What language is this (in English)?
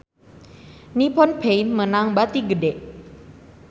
Sundanese